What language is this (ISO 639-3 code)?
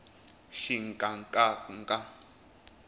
tso